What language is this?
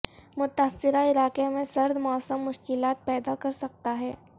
Urdu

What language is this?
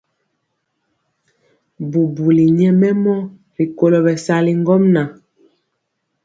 Mpiemo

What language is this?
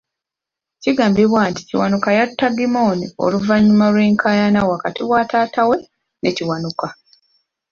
Ganda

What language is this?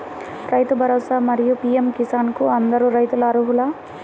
Telugu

